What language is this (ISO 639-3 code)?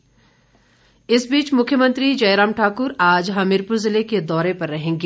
hin